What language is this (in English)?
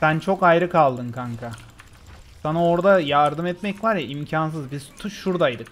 Turkish